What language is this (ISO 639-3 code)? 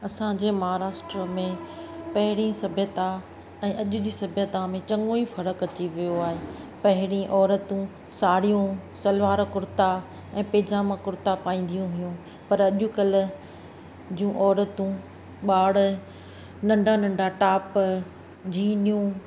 snd